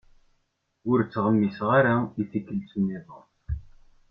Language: Kabyle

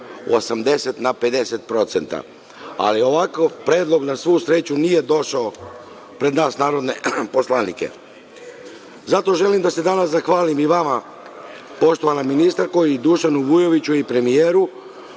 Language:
Serbian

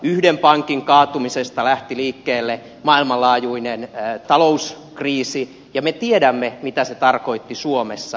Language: Finnish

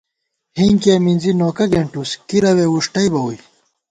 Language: Gawar-Bati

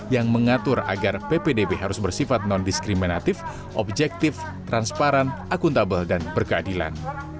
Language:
Indonesian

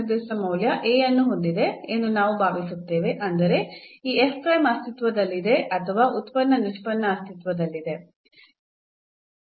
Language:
Kannada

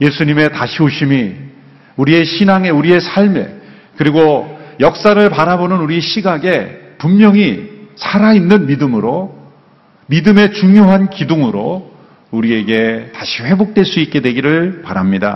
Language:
Korean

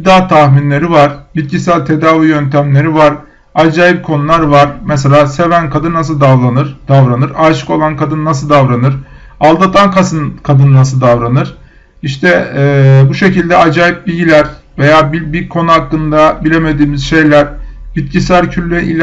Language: Turkish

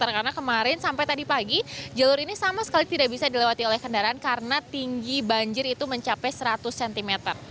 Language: Indonesian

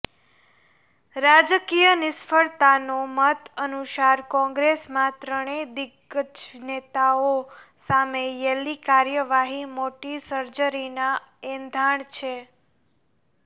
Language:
Gujarati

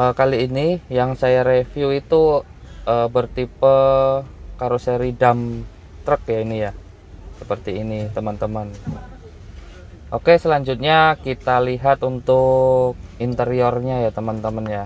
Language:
Indonesian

